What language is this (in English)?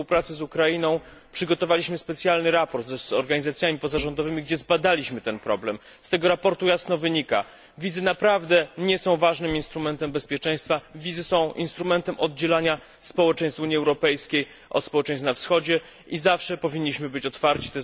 Polish